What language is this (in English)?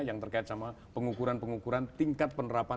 Indonesian